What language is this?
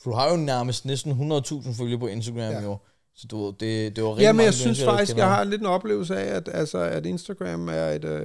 Danish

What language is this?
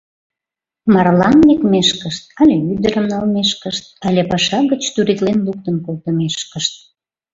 Mari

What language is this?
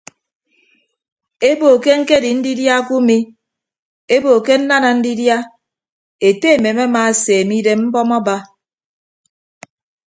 Ibibio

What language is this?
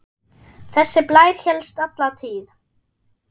Icelandic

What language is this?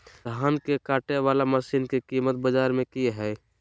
Magahi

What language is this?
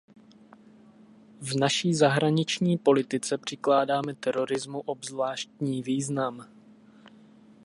Czech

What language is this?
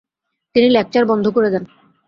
Bangla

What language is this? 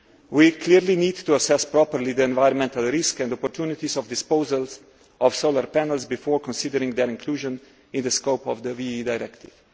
English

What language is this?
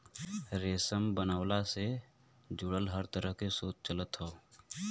Bhojpuri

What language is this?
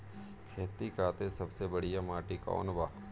Bhojpuri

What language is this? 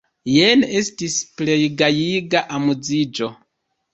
Esperanto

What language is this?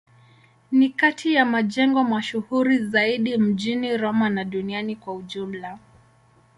Swahili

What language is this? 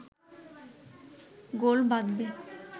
Bangla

